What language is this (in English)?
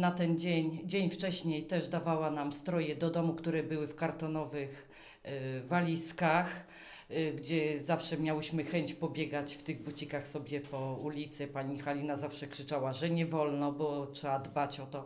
Polish